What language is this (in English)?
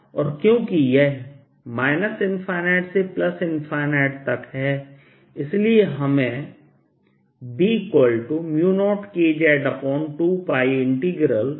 Hindi